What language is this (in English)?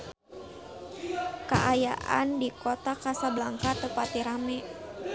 Sundanese